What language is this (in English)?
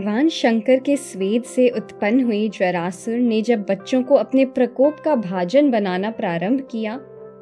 Hindi